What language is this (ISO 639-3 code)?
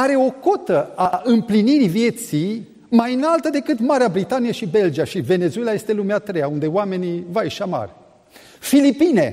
ron